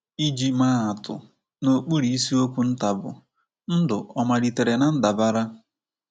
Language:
Igbo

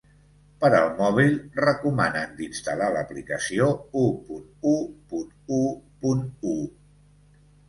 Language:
Catalan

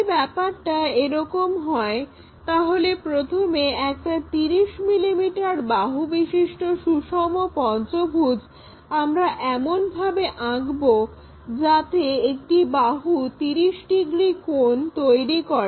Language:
Bangla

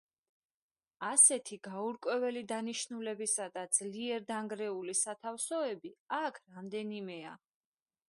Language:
Georgian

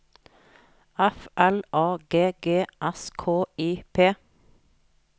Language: Norwegian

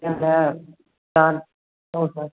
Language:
Hindi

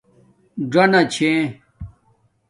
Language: Domaaki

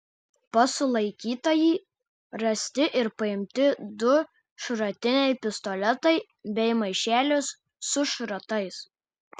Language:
Lithuanian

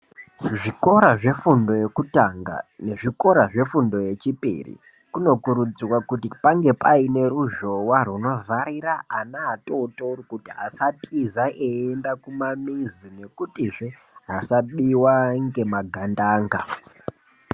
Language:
Ndau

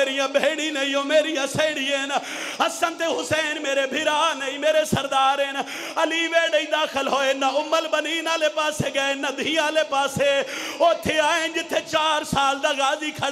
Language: Arabic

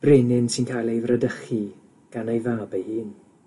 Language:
Welsh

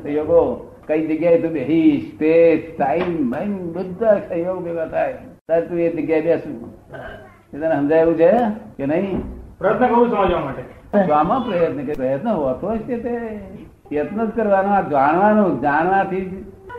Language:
Gujarati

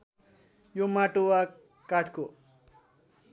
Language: Nepali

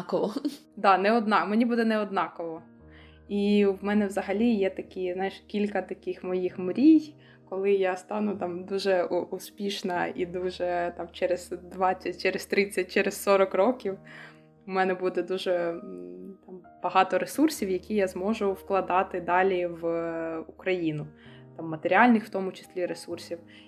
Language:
Ukrainian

